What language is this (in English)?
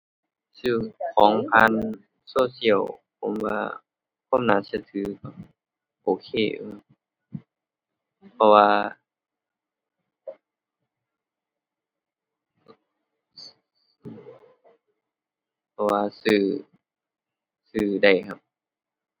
Thai